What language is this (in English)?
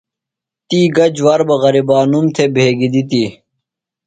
Phalura